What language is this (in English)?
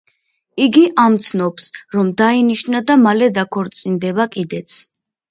Georgian